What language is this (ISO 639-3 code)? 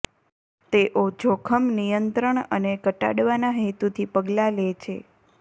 guj